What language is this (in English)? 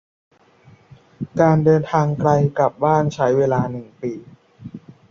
Thai